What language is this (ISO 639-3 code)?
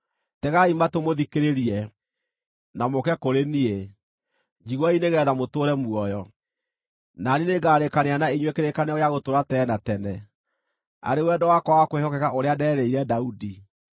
kik